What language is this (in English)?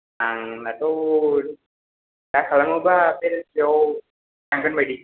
Bodo